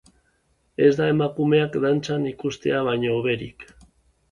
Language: Basque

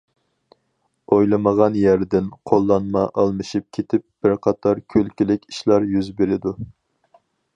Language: Uyghur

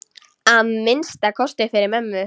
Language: Icelandic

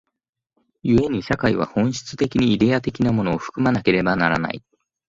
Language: Japanese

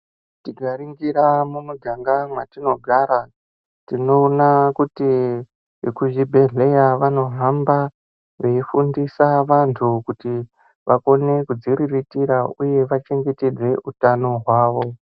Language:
Ndau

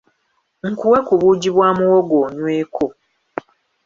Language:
Ganda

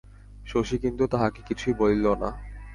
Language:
Bangla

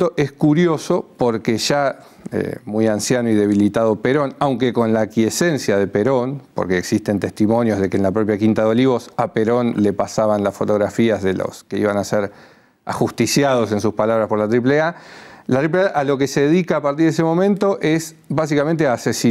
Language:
Spanish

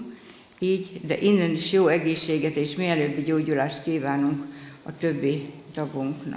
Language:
Hungarian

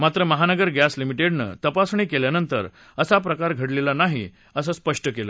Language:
Marathi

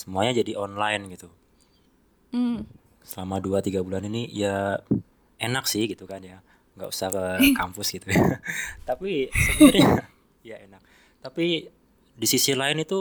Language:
Indonesian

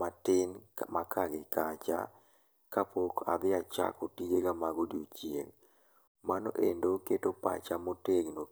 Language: Luo (Kenya and Tanzania)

